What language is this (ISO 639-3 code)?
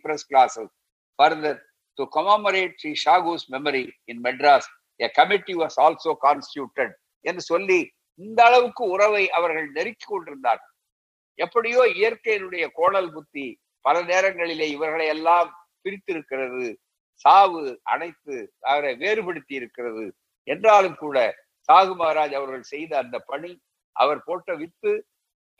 tam